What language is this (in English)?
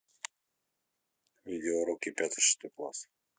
Russian